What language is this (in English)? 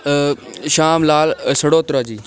Dogri